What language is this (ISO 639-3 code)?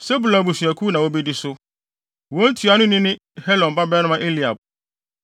aka